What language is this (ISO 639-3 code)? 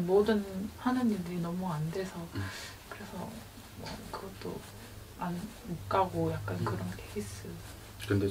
kor